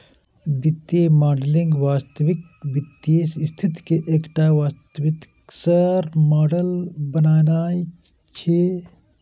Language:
Maithili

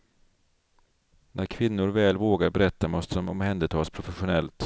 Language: Swedish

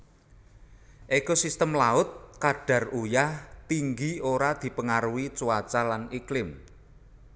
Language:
Javanese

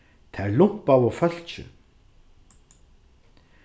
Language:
Faroese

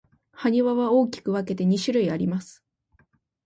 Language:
Japanese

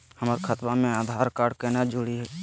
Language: Magahi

